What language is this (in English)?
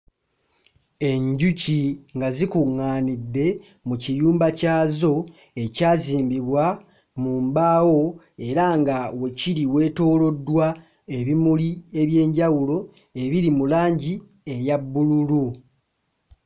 Ganda